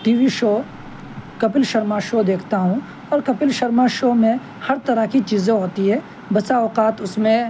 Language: Urdu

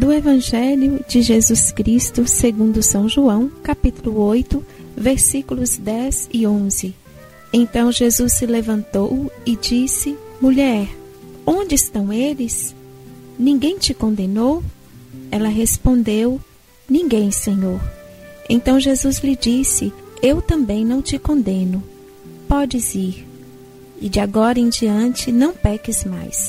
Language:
Portuguese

